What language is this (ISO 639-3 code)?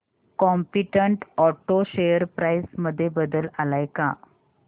mar